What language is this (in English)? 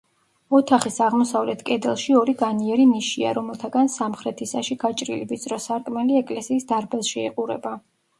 Georgian